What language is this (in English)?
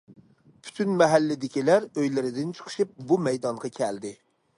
Uyghur